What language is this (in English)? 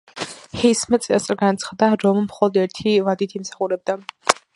Georgian